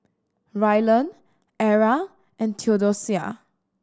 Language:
English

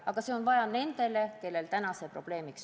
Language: Estonian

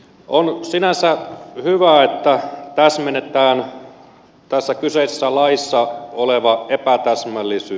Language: Finnish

